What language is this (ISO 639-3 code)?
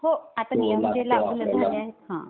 mar